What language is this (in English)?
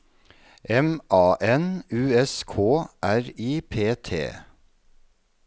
Norwegian